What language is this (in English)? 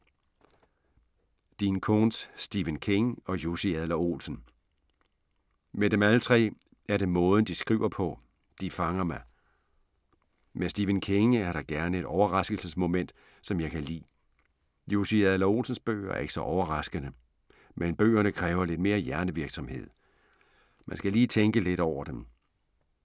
Danish